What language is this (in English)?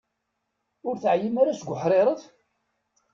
Kabyle